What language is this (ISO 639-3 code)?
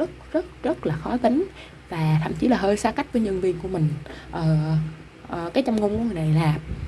vie